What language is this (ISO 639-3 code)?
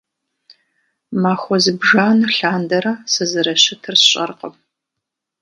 kbd